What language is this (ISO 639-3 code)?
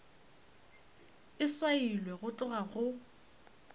nso